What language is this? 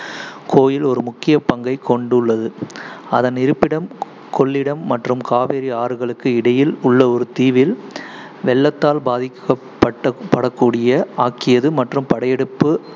Tamil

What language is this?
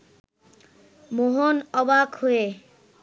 Bangla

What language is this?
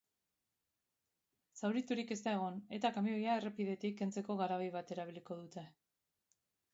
Basque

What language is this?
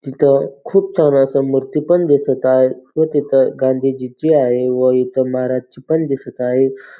Marathi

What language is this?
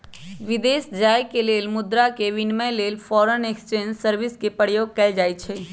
Magahi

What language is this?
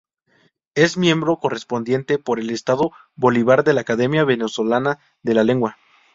Spanish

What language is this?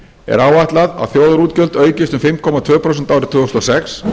Icelandic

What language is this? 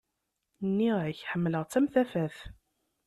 Kabyle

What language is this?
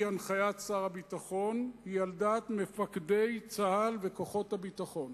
Hebrew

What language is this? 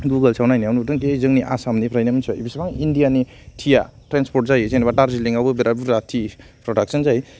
Bodo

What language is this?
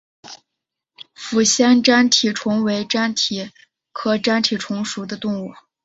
Chinese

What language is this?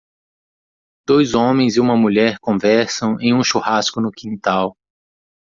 Portuguese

